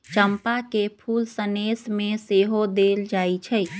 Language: Magahi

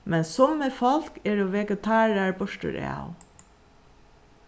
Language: Faroese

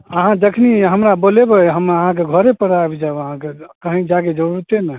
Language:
Maithili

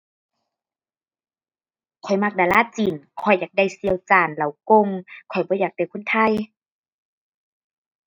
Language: Thai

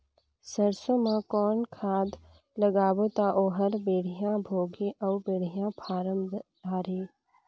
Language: Chhattisgarhi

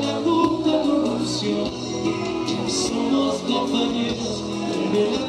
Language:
Bulgarian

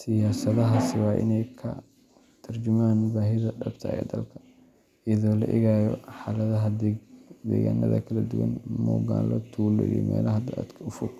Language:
Somali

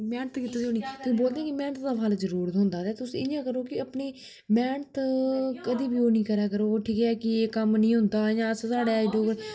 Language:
Dogri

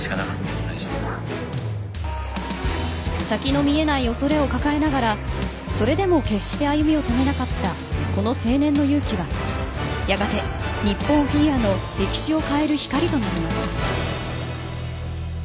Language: Japanese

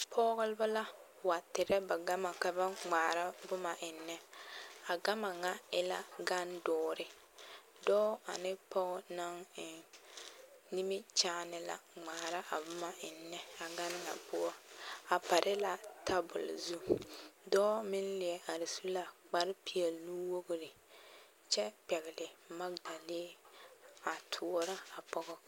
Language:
Southern Dagaare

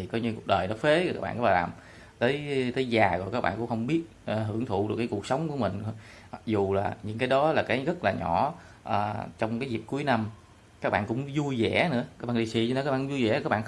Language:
Vietnamese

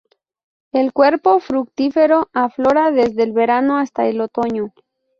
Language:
Spanish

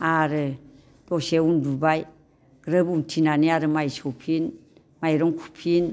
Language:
Bodo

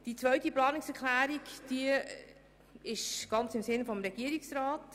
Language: Swiss German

